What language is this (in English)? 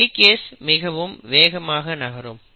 Tamil